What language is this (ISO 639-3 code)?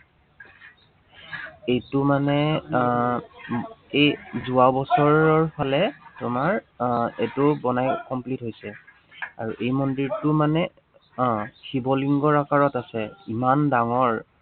asm